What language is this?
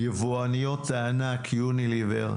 Hebrew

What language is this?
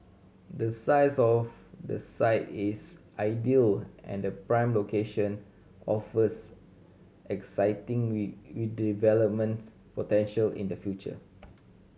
English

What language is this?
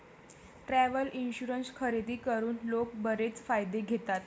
Marathi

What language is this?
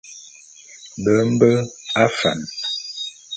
Bulu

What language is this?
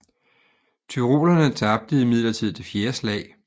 Danish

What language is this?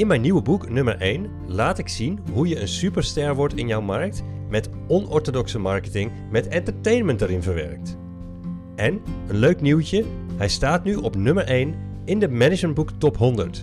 Dutch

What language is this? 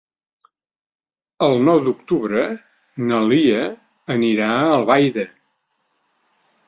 Catalan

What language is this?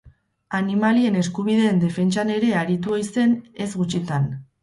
Basque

